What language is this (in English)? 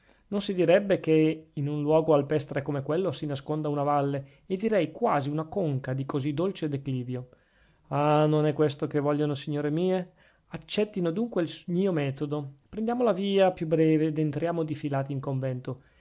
Italian